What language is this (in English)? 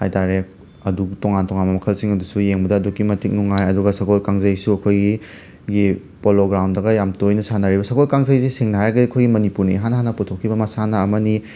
Manipuri